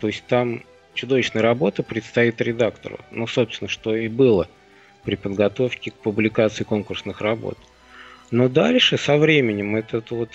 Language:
Russian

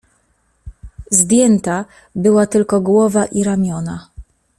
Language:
Polish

